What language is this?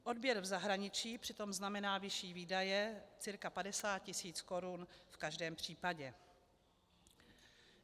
Czech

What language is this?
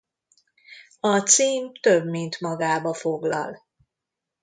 Hungarian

